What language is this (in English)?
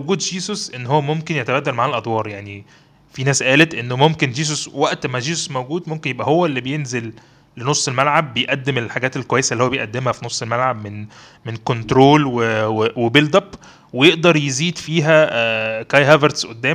Arabic